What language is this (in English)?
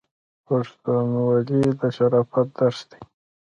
Pashto